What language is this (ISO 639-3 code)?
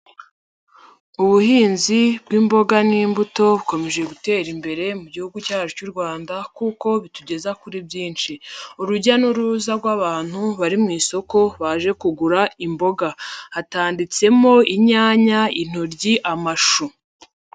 kin